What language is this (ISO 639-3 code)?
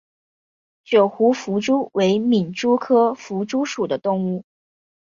zho